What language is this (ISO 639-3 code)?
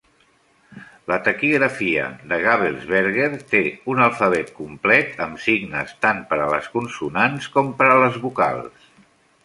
cat